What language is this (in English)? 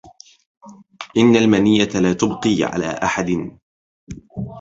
Arabic